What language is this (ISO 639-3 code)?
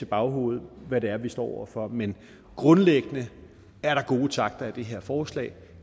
dan